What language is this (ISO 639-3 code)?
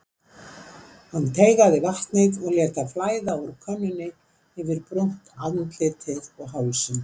isl